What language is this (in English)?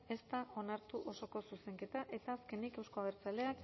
Basque